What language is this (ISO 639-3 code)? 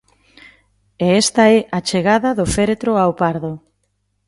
glg